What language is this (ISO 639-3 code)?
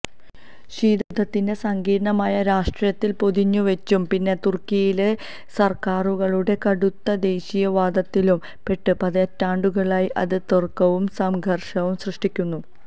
mal